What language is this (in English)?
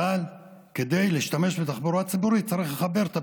Hebrew